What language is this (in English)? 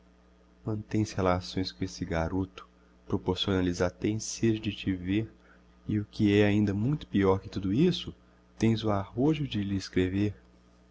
Portuguese